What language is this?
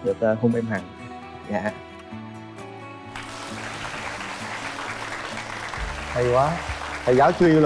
Vietnamese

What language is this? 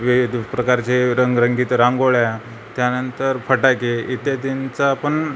Marathi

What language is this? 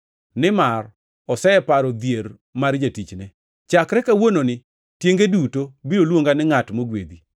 Luo (Kenya and Tanzania)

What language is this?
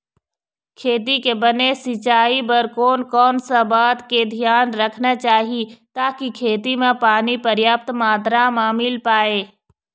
Chhattisgarhi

